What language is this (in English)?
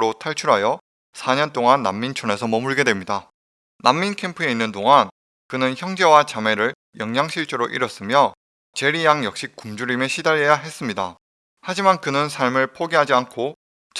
Korean